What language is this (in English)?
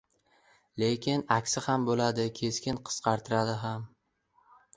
Uzbek